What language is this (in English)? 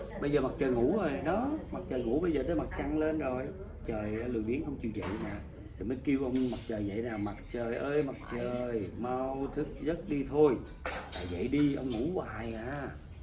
Vietnamese